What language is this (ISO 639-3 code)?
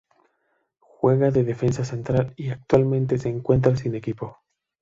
spa